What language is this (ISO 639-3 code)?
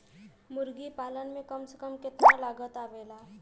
bho